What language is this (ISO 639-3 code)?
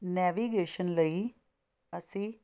pan